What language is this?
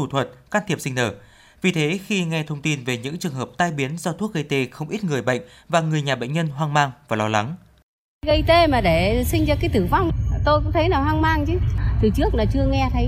Vietnamese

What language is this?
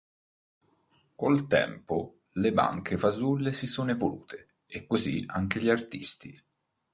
Italian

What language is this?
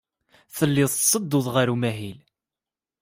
Kabyle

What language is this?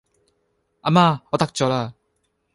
Cantonese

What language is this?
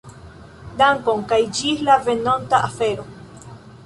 Esperanto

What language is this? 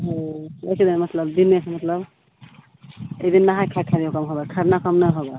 Maithili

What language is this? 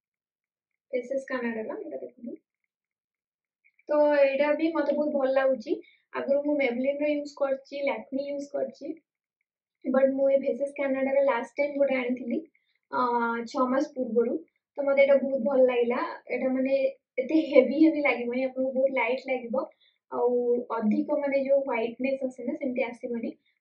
Indonesian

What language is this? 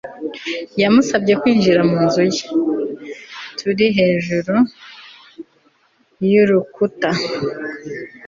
Kinyarwanda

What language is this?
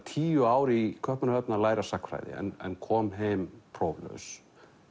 Icelandic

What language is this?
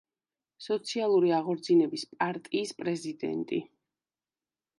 Georgian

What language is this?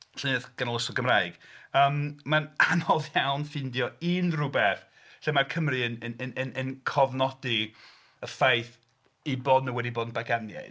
Welsh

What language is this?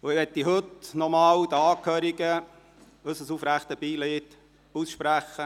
Swiss German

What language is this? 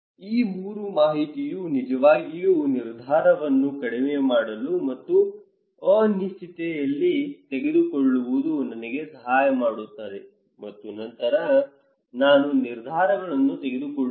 Kannada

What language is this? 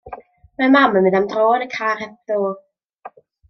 Welsh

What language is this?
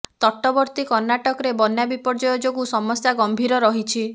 Odia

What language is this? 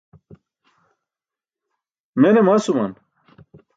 Burushaski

